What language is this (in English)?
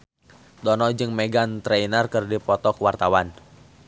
Sundanese